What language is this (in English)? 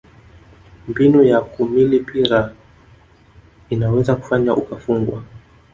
Swahili